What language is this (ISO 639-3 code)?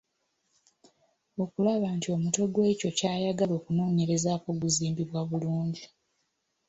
lug